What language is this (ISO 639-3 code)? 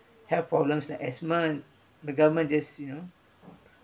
eng